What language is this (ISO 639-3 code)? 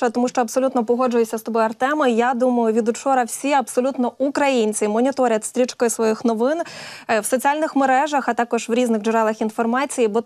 ukr